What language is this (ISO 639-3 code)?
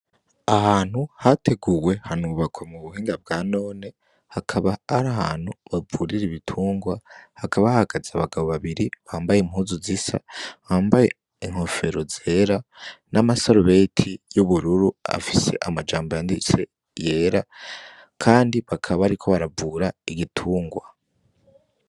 run